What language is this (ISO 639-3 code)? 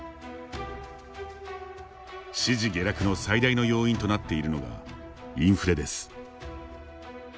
jpn